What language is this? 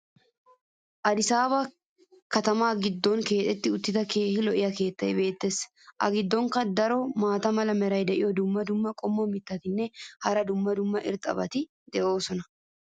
Wolaytta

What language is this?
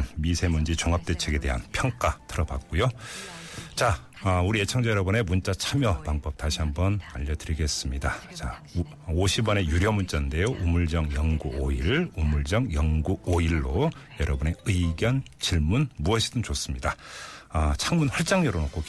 Korean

